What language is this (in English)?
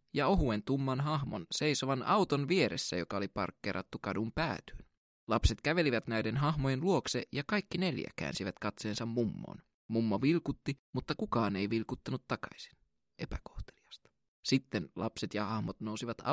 Finnish